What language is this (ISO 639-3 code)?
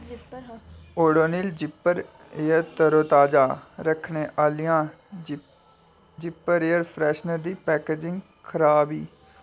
doi